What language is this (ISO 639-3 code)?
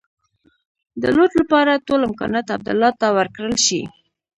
pus